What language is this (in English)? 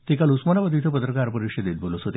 Marathi